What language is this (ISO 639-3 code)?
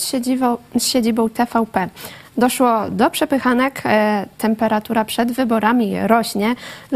pol